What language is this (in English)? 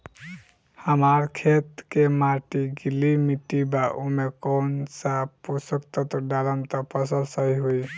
Bhojpuri